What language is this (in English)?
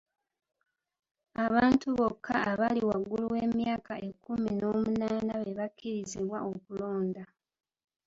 Ganda